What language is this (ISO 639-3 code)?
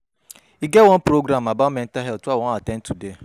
pcm